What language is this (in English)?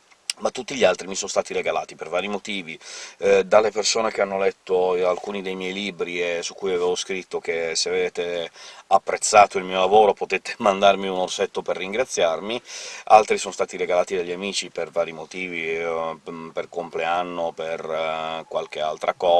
Italian